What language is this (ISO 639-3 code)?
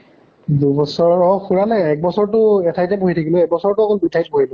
asm